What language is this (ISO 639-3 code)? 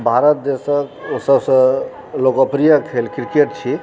mai